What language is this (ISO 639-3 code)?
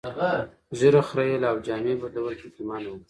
pus